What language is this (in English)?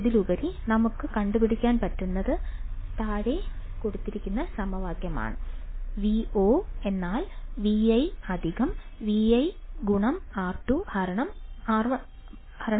Malayalam